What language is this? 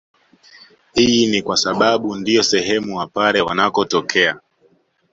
Swahili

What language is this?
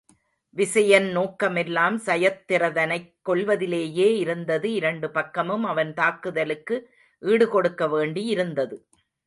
Tamil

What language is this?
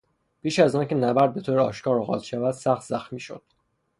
Persian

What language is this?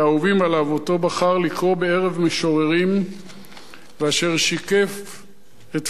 Hebrew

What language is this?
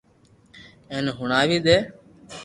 Loarki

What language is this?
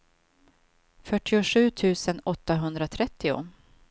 Swedish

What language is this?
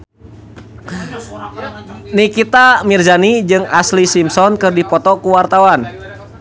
Sundanese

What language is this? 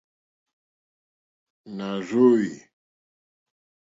Mokpwe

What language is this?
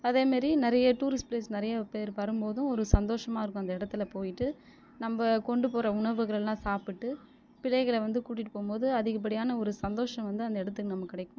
Tamil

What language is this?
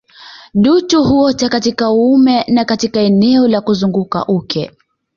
Swahili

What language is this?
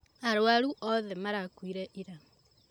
Kikuyu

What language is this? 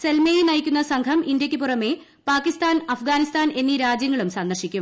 Malayalam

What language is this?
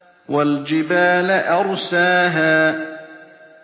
Arabic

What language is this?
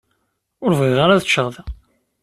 Kabyle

